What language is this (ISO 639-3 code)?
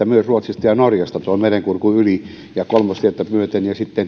fin